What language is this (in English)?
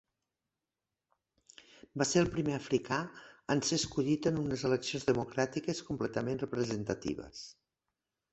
Catalan